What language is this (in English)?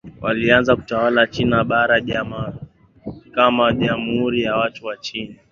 Swahili